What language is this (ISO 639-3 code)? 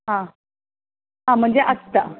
kok